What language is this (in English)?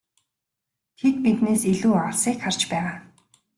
Mongolian